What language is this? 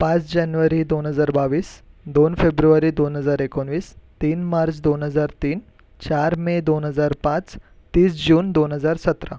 Marathi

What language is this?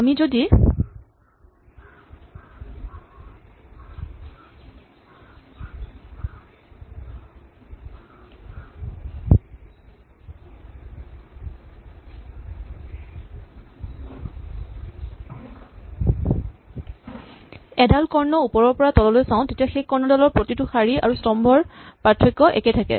Assamese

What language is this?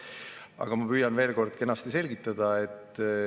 Estonian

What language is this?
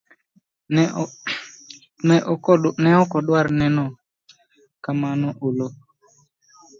Luo (Kenya and Tanzania)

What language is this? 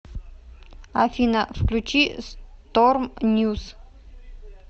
Russian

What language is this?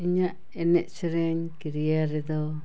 Santali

